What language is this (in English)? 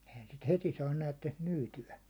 Finnish